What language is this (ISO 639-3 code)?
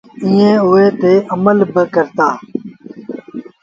sbn